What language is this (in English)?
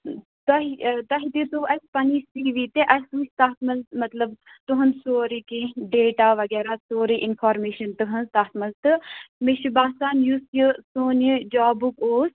Kashmiri